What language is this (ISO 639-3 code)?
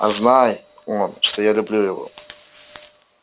rus